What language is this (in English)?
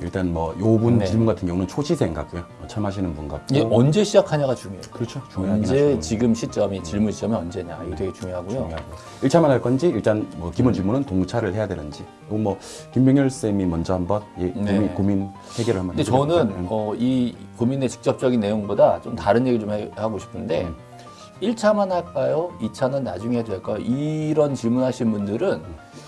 Korean